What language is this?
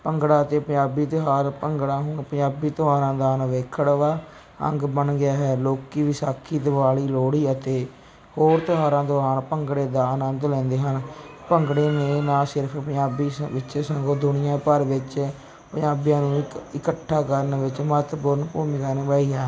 Punjabi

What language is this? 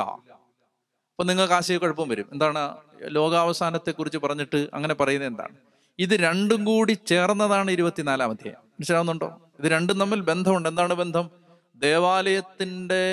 Malayalam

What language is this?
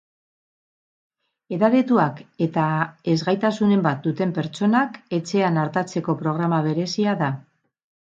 Basque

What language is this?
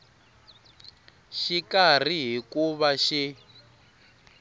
Tsonga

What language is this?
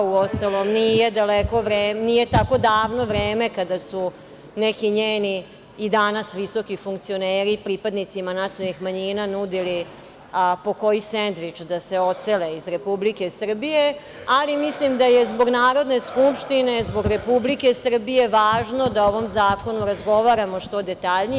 Serbian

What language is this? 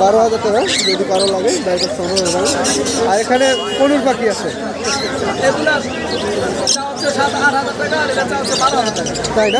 Turkish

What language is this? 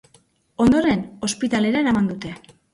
Basque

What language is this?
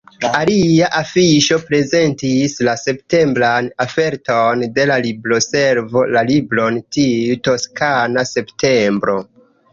Esperanto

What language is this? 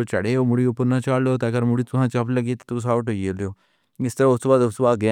Pahari-Potwari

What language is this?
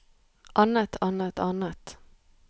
Norwegian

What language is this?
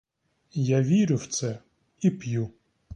Ukrainian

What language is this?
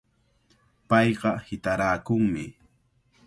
Cajatambo North Lima Quechua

